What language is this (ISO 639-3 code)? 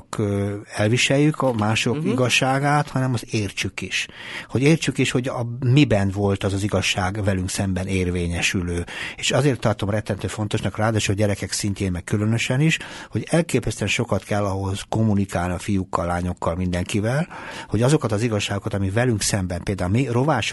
hun